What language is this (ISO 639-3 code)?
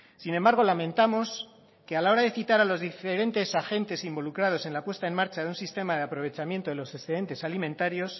spa